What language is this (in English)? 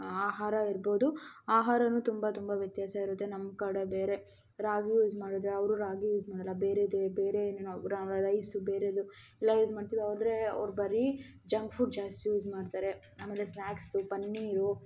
Kannada